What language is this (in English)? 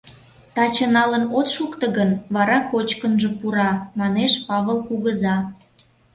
Mari